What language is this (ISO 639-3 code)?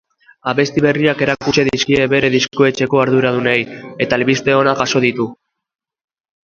eus